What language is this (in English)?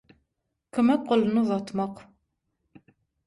Turkmen